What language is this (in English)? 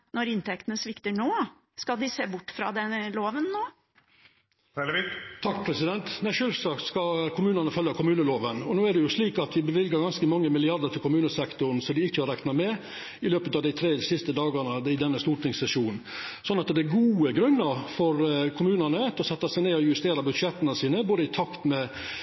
Norwegian